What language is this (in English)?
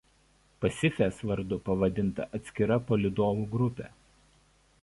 Lithuanian